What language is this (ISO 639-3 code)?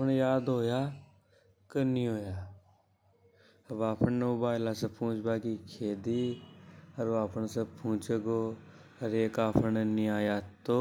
hoj